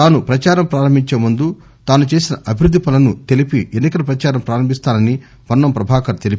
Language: Telugu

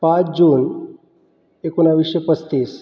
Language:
Marathi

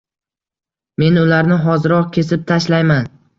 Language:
Uzbek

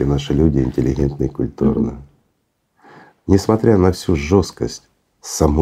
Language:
Russian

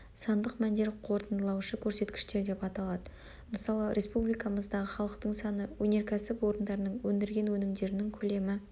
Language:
Kazakh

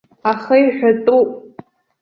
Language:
Abkhazian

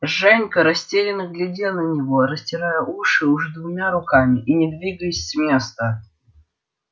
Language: Russian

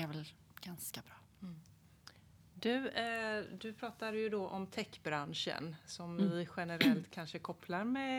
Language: Swedish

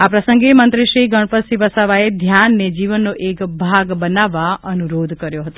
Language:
Gujarati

